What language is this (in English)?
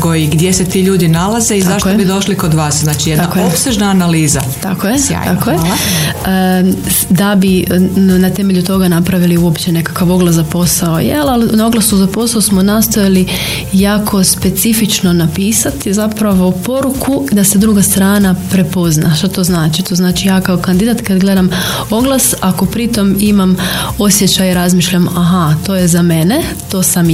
Croatian